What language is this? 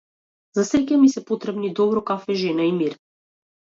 Macedonian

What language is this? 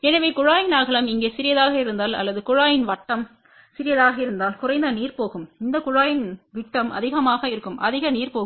Tamil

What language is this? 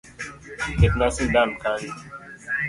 Luo (Kenya and Tanzania)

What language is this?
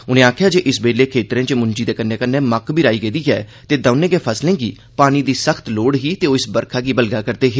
Dogri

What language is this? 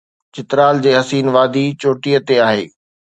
Sindhi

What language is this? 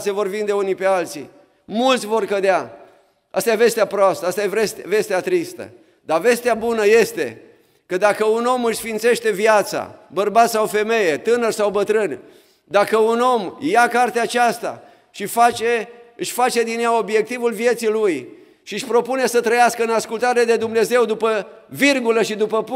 Romanian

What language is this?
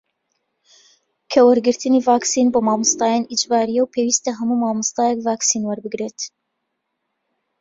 Central Kurdish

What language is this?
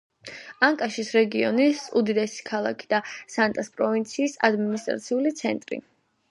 Georgian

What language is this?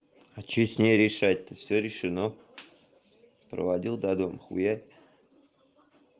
Russian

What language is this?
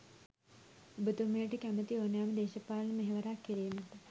Sinhala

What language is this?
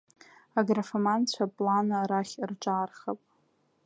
Abkhazian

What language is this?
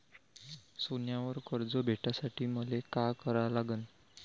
Marathi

